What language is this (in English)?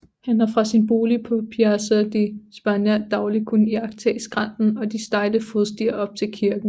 Danish